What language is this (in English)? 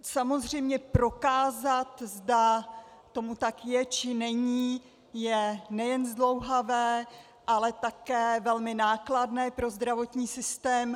Czech